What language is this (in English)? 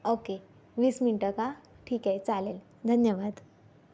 Marathi